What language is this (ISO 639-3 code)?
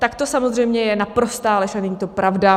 ces